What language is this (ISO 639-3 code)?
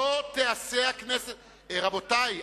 heb